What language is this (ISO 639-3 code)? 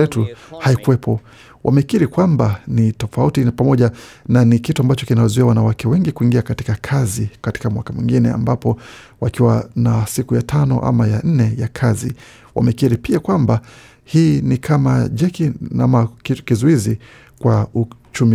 swa